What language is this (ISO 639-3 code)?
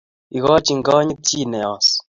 kln